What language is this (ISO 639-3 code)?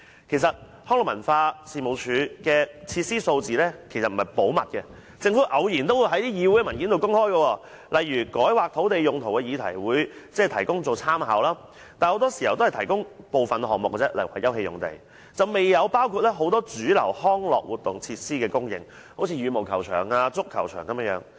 yue